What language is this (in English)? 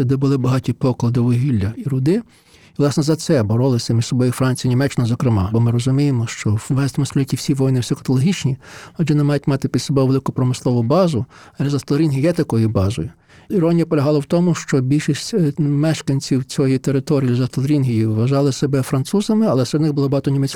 Ukrainian